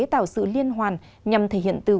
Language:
Vietnamese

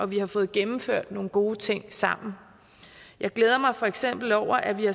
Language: Danish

